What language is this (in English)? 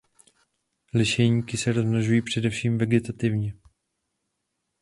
Czech